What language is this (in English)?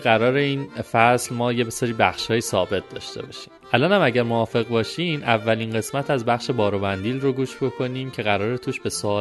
Persian